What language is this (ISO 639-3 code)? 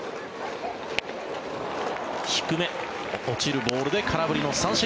jpn